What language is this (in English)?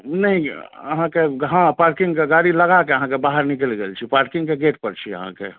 Maithili